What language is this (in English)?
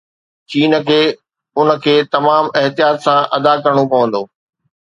Sindhi